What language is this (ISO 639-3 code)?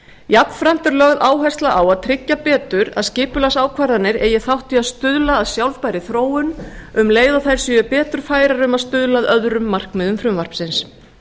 isl